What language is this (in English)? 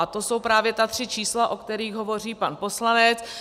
Czech